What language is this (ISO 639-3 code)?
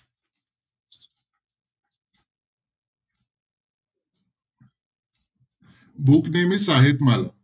pan